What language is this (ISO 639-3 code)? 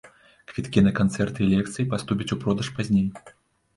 bel